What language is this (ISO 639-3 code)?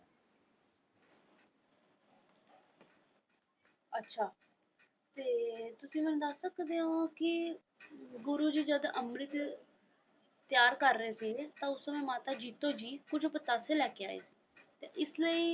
pan